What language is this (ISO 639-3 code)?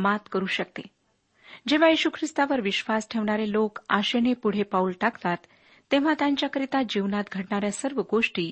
mar